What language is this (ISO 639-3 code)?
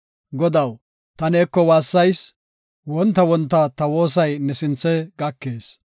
gof